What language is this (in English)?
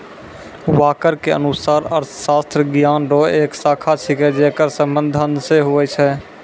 Maithili